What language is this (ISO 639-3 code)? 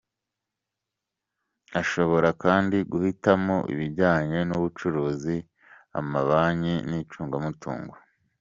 kin